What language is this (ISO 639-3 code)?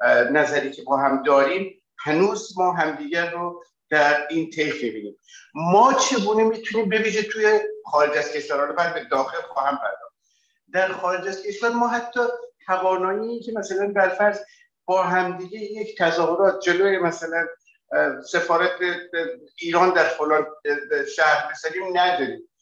fas